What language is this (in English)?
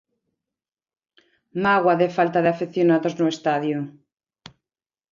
Galician